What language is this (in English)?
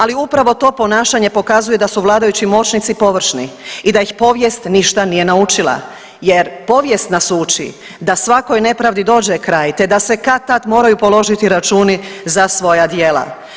Croatian